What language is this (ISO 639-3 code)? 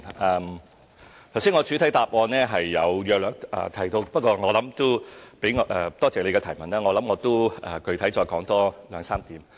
yue